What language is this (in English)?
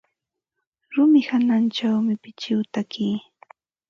Ambo-Pasco Quechua